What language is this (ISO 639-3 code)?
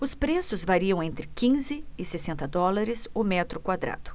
por